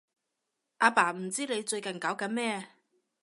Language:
Cantonese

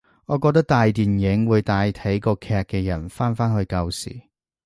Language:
Cantonese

